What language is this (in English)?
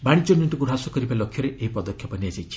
Odia